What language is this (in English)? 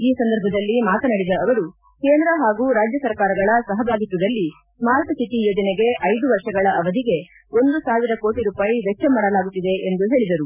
Kannada